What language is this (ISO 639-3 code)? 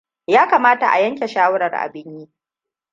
hau